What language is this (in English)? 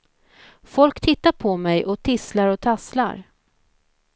Swedish